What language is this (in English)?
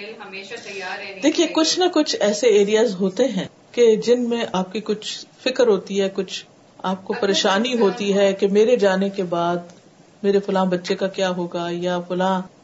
Urdu